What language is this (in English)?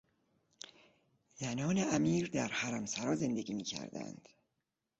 Persian